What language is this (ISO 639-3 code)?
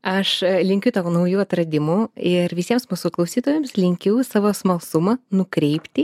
lit